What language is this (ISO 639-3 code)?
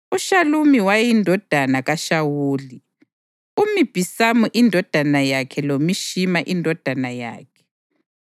nde